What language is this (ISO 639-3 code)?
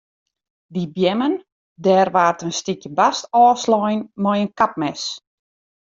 fry